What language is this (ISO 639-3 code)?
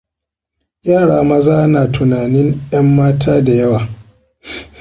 hau